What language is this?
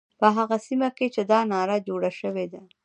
Pashto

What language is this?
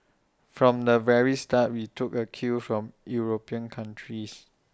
English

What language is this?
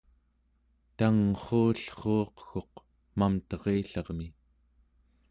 Central Yupik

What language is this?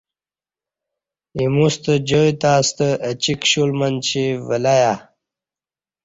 Kati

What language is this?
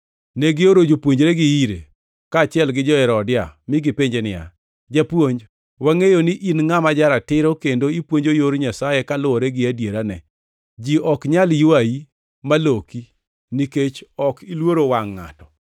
Luo (Kenya and Tanzania)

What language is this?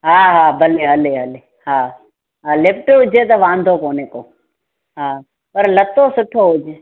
Sindhi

